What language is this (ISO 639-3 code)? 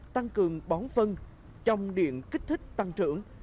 vie